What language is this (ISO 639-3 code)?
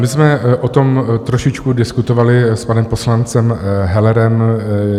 ces